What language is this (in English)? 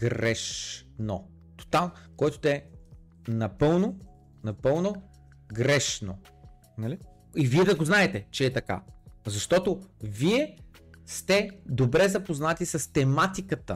Bulgarian